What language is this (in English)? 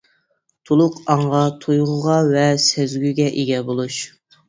Uyghur